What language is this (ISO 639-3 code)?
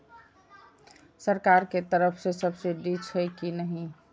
mai